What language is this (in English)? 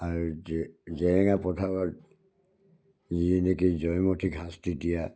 Assamese